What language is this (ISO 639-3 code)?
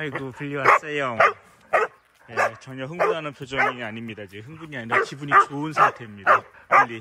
kor